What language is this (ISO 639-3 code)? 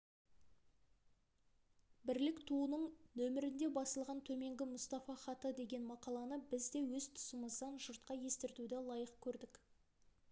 kaz